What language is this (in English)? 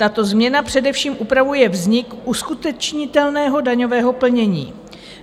Czech